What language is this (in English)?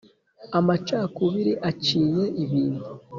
Kinyarwanda